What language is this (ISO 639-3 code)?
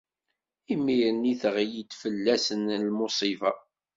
kab